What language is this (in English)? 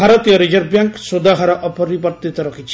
Odia